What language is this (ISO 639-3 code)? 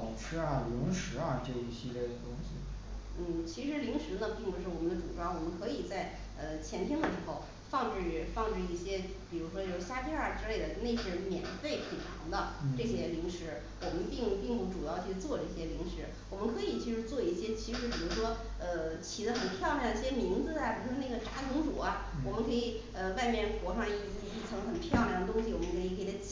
zho